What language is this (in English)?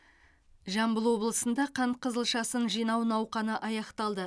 Kazakh